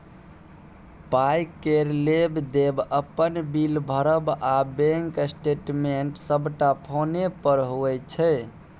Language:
Maithili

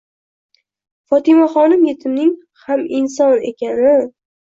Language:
Uzbek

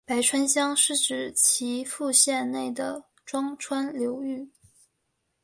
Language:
Chinese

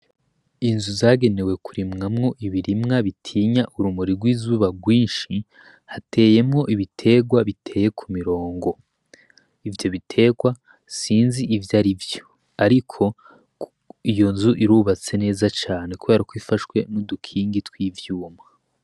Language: Rundi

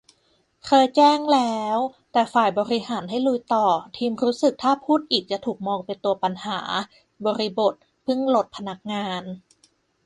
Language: Thai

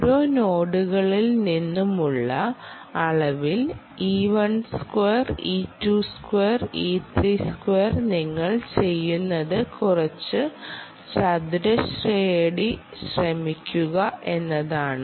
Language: Malayalam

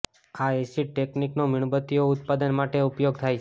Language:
Gujarati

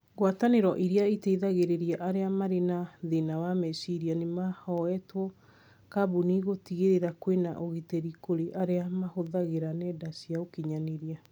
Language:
Kikuyu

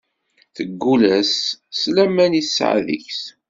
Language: Kabyle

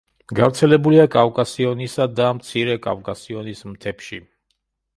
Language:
Georgian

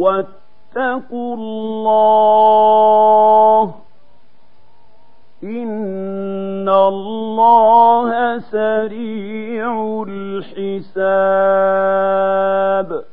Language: Arabic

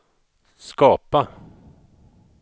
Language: Swedish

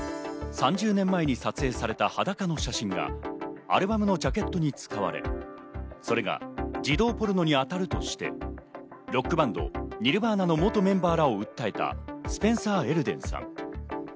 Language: Japanese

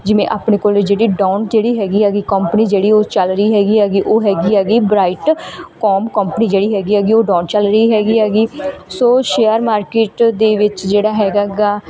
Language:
Punjabi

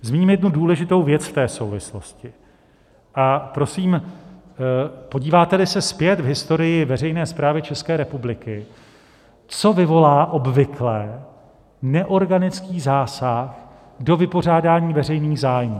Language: Czech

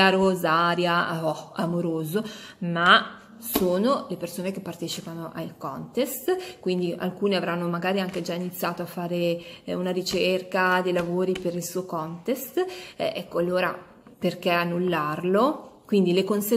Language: Italian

